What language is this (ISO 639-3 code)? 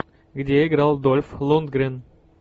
rus